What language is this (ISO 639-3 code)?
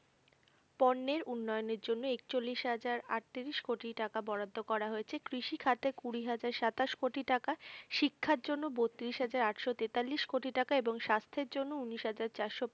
ben